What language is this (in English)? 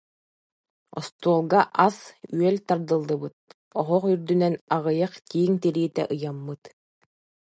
Yakut